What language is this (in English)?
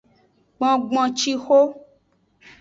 Aja (Benin)